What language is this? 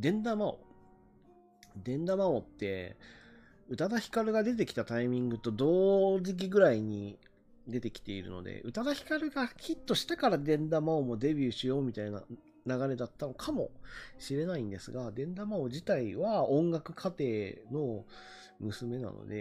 Japanese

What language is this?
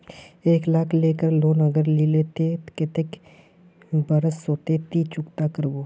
Magahi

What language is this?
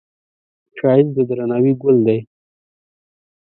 Pashto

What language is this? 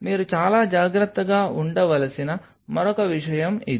Telugu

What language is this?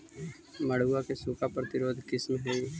Magahi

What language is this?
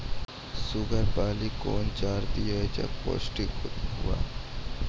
Maithili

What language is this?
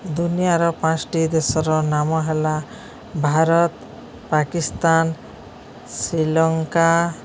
Odia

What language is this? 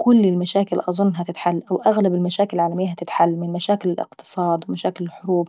Saidi Arabic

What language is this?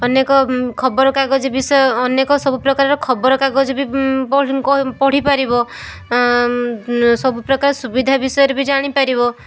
Odia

